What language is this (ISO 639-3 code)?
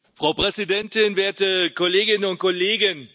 deu